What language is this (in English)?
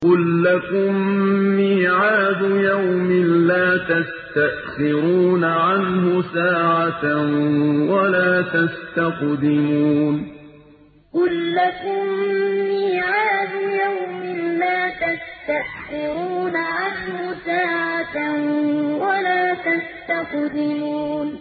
Arabic